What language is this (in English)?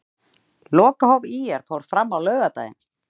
Icelandic